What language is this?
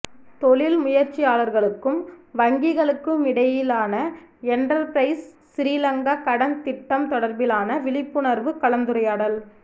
Tamil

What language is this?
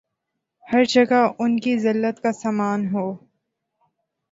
Urdu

